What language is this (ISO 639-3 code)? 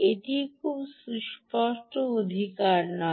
ben